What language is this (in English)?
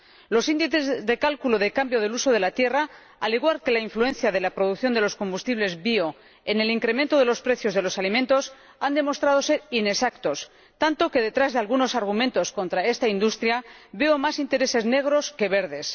Spanish